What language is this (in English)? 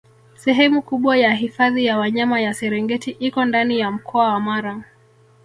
Swahili